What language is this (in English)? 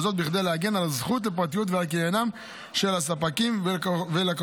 Hebrew